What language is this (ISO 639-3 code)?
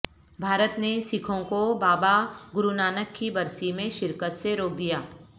urd